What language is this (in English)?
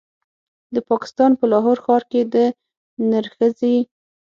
Pashto